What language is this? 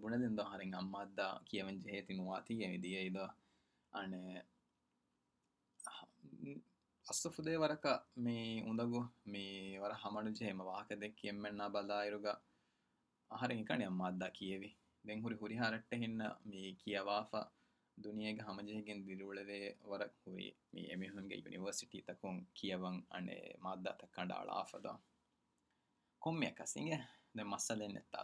Urdu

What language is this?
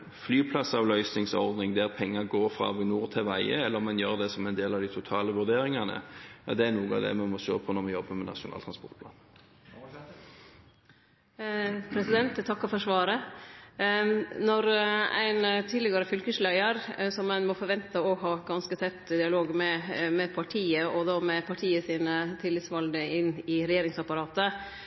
Norwegian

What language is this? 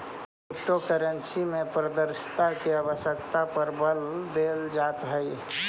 Magahi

